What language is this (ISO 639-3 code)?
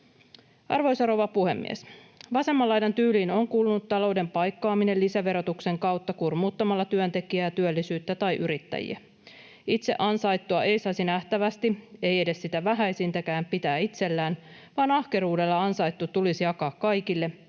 fin